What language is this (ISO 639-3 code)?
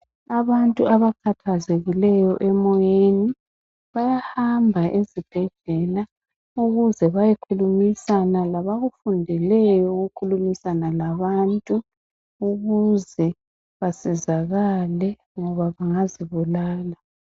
nde